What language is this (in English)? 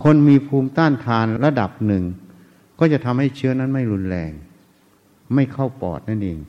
Thai